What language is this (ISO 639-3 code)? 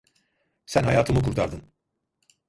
tur